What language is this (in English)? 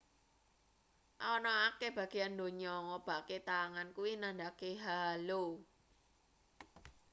Javanese